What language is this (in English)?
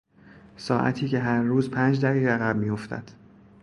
Persian